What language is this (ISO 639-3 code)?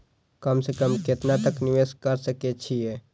mai